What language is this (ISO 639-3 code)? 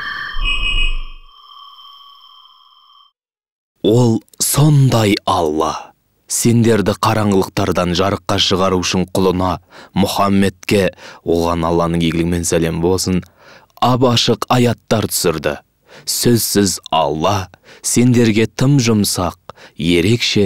tur